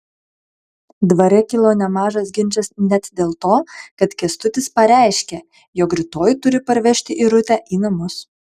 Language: Lithuanian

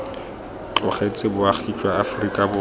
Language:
Tswana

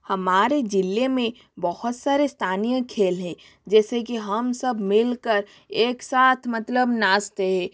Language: Hindi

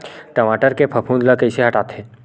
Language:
Chhattisgarhi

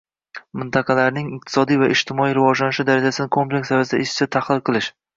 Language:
Uzbek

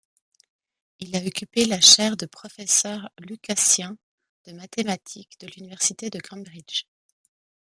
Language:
French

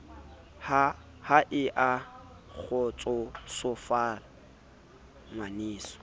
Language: Southern Sotho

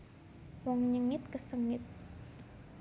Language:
Javanese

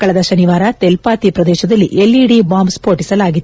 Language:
Kannada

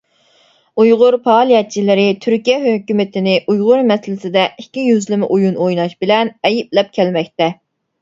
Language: Uyghur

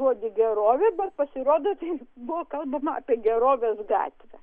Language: Lithuanian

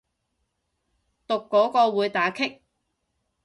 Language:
Cantonese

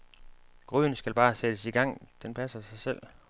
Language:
Danish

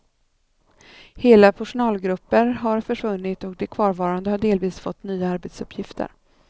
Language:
Swedish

